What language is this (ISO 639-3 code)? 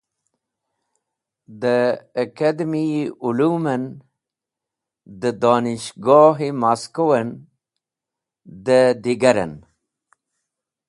wbl